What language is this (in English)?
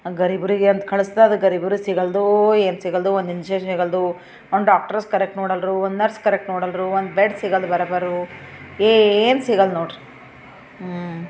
Kannada